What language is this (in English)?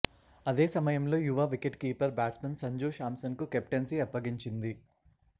Telugu